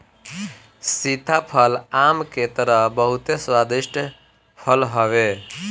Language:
Bhojpuri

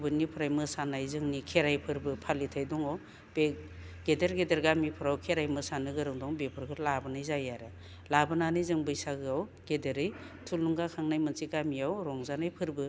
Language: Bodo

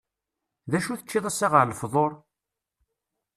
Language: Kabyle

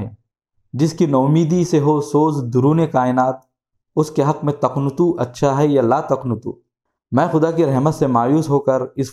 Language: Urdu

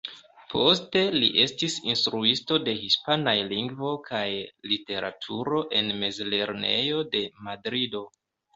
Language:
Esperanto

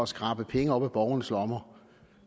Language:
Danish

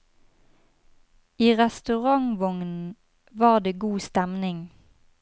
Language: Norwegian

